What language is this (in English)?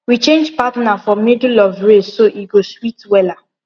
Nigerian Pidgin